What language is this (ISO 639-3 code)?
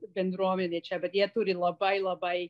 lit